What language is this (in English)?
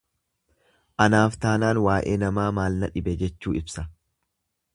Oromo